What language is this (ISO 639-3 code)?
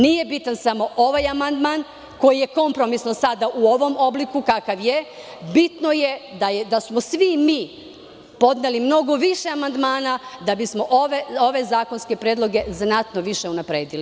srp